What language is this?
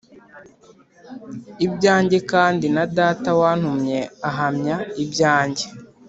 Kinyarwanda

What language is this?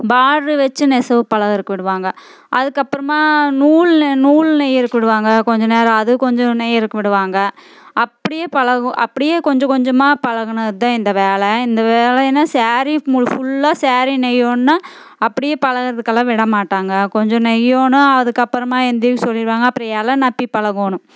Tamil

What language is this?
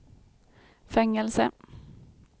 Swedish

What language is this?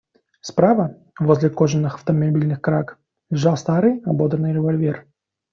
Russian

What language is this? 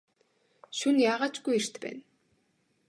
Mongolian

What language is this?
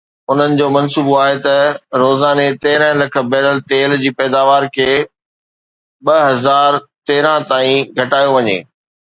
Sindhi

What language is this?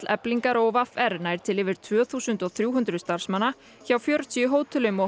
Icelandic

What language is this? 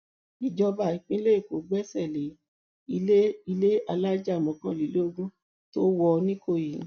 Yoruba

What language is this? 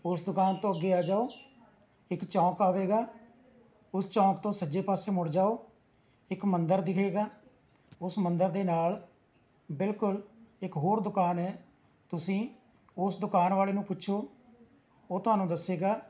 Punjabi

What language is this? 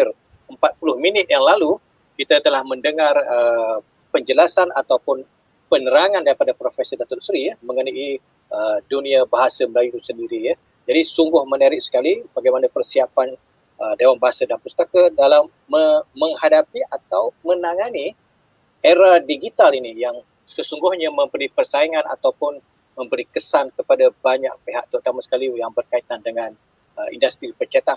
Malay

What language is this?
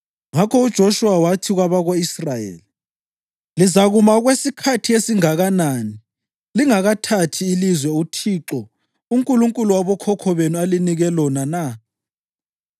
North Ndebele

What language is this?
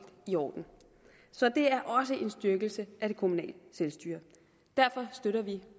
Danish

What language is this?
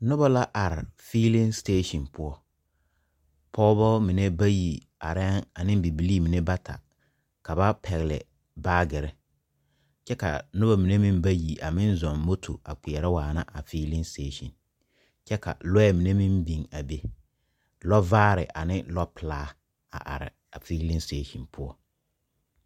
Southern Dagaare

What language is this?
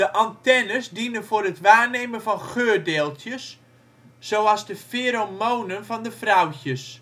Dutch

